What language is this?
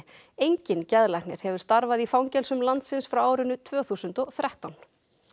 Icelandic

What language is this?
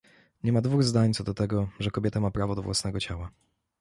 Polish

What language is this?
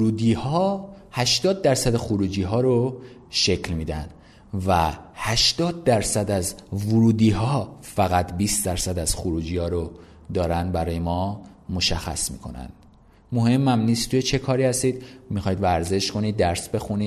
Persian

